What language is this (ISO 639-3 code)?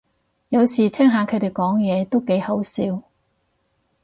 yue